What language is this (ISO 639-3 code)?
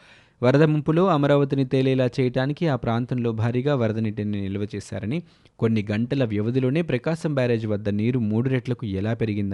tel